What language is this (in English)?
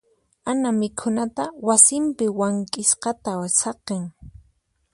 Puno Quechua